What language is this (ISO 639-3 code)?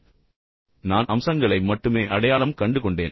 tam